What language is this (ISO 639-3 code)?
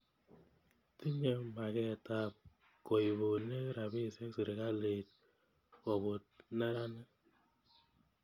kln